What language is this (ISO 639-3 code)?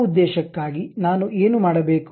kan